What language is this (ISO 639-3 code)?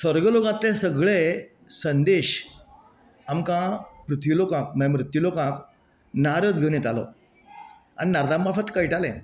kok